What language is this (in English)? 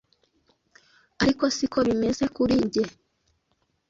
Kinyarwanda